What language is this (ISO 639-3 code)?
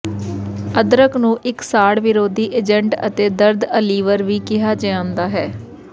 pan